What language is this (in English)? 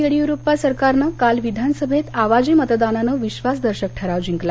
Marathi